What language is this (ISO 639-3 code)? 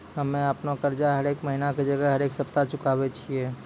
mai